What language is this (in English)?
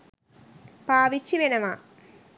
Sinhala